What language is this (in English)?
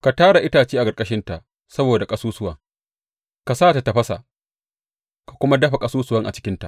Hausa